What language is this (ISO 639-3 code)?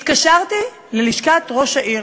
heb